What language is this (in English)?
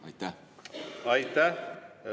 Estonian